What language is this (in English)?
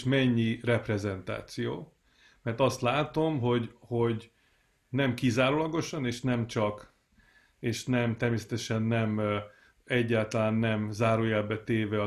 Hungarian